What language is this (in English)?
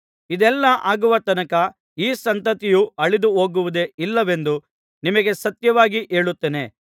Kannada